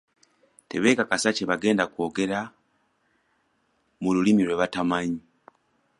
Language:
Ganda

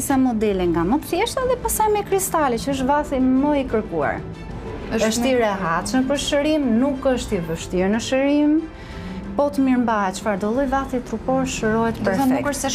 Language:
Romanian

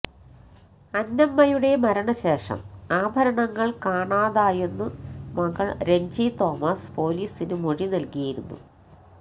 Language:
Malayalam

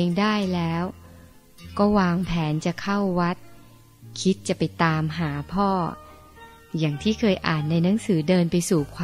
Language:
Thai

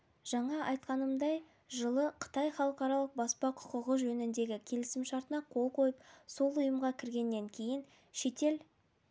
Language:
Kazakh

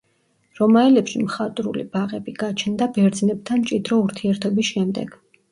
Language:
Georgian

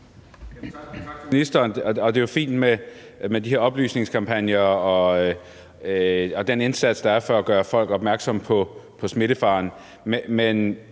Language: Danish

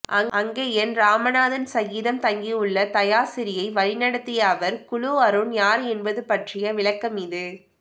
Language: Tamil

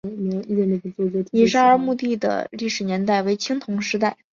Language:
Chinese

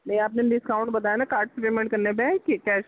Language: Urdu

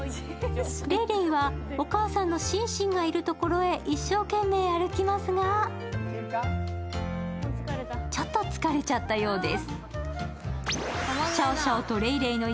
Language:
Japanese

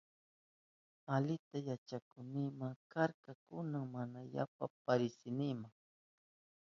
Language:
Southern Pastaza Quechua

